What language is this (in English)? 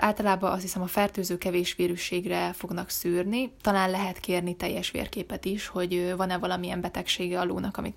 Hungarian